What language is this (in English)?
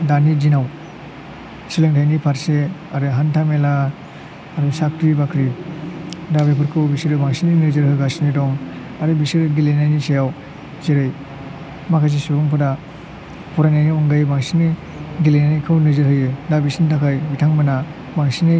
Bodo